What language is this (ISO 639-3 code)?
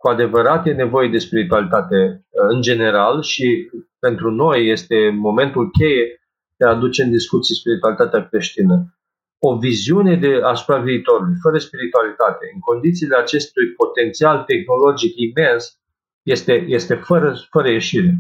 ron